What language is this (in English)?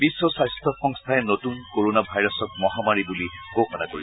Assamese